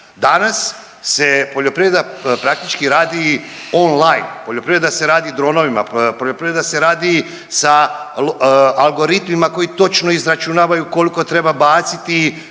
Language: Croatian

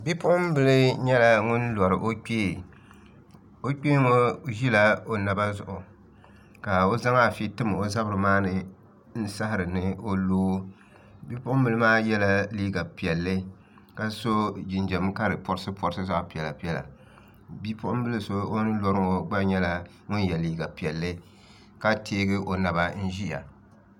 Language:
Dagbani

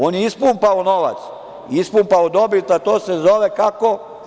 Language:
Serbian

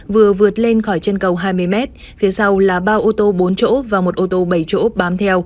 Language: Vietnamese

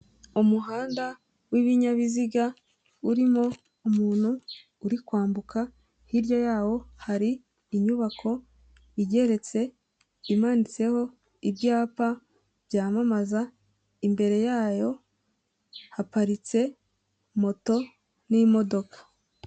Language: Kinyarwanda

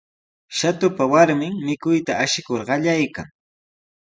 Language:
Sihuas Ancash Quechua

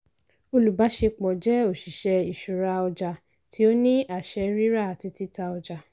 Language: Yoruba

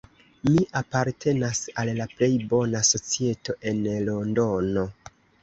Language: Esperanto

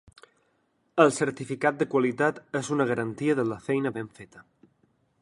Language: Catalan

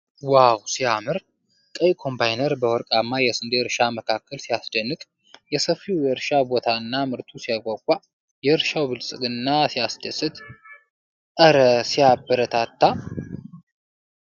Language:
Amharic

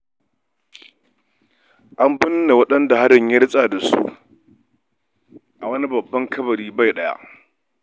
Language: Hausa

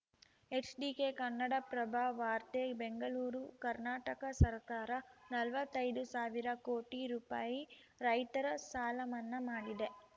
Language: Kannada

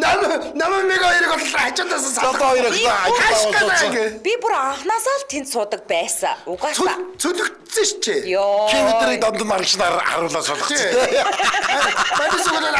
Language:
Turkish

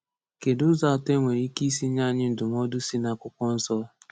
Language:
Igbo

